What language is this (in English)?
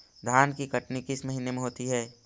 Magahi